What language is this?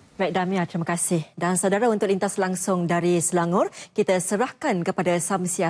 Malay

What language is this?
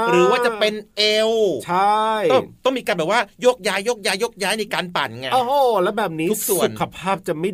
Thai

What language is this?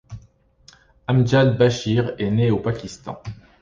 French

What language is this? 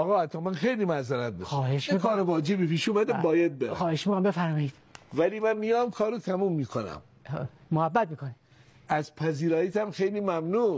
Persian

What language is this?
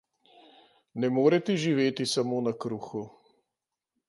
Slovenian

